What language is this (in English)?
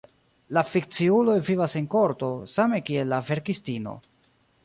Esperanto